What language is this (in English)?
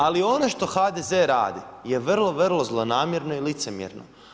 Croatian